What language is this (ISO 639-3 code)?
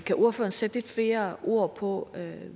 dan